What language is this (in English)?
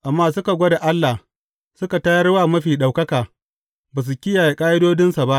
Hausa